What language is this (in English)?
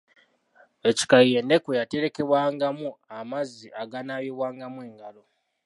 Ganda